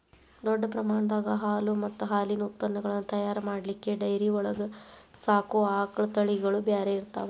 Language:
Kannada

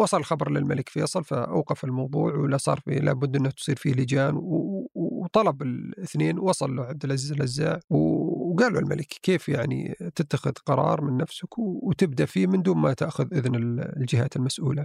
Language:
Arabic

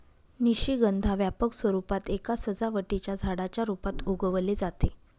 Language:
Marathi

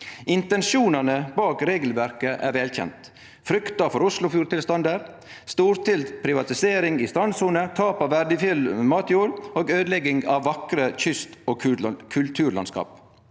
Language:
Norwegian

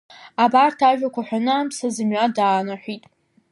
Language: Abkhazian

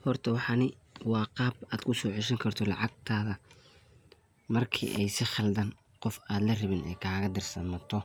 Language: Somali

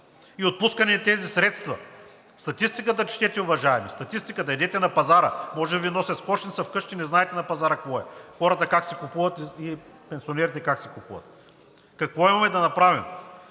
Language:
Bulgarian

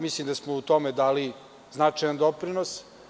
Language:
Serbian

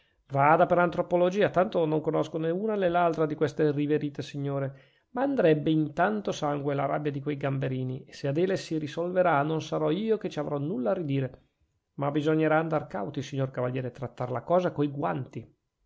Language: Italian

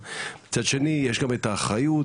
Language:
Hebrew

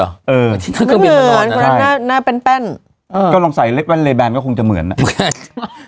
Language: Thai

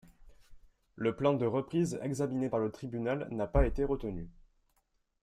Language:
French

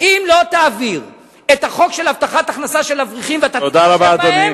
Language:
Hebrew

